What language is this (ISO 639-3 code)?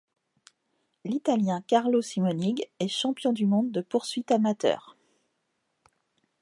fra